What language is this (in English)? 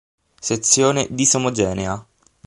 Italian